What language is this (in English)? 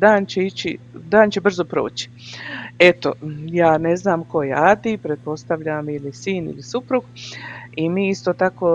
Croatian